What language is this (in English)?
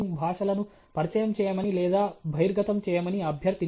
Telugu